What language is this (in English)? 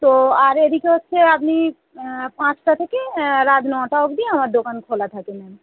Bangla